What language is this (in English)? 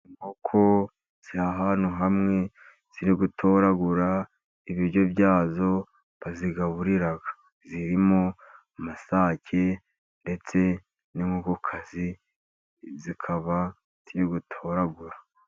Kinyarwanda